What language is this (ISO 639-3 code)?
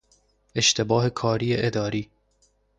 fas